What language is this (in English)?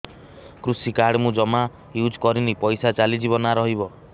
Odia